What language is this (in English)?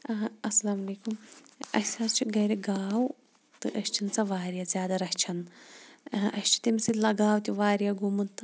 Kashmiri